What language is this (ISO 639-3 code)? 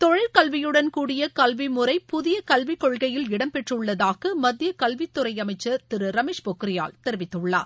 tam